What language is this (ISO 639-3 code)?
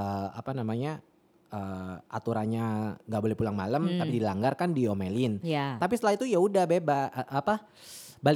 ind